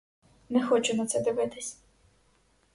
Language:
Ukrainian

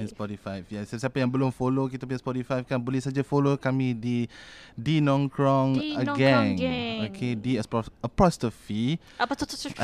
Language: Malay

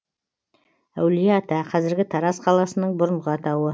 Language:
Kazakh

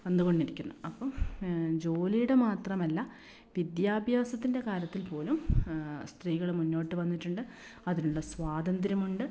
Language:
Malayalam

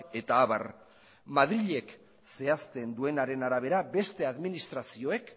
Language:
Basque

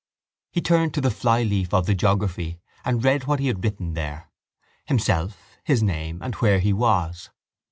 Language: English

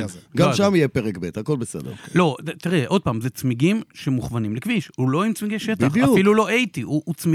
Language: Hebrew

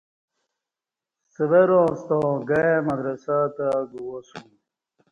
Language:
Kati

